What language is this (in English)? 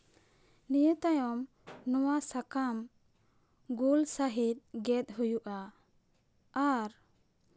Santali